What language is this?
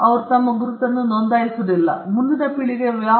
Kannada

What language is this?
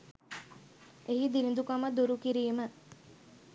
Sinhala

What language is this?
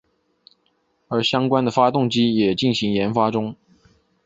Chinese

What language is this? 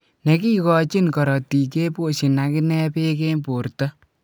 Kalenjin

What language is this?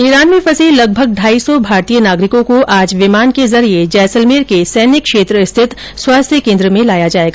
Hindi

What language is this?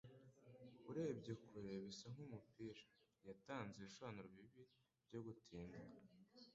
Kinyarwanda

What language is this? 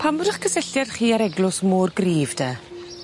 Welsh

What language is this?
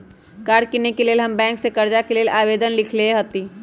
Magahi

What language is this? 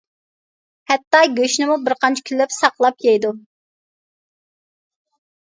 Uyghur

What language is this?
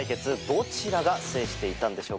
Japanese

